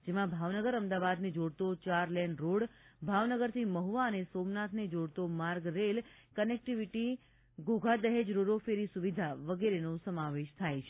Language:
Gujarati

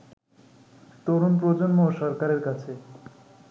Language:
Bangla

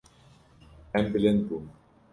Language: Kurdish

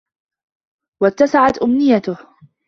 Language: Arabic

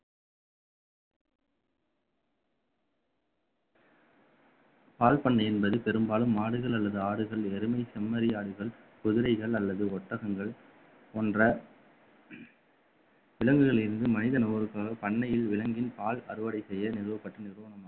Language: Tamil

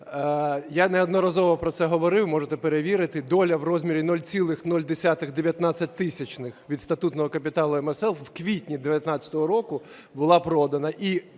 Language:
Ukrainian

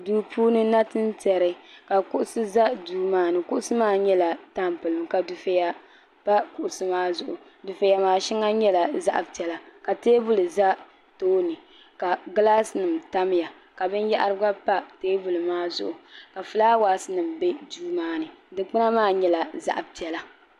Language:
Dagbani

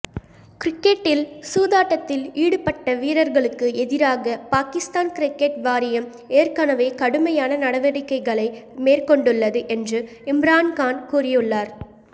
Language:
Tamil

